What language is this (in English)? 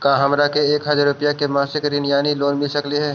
Magahi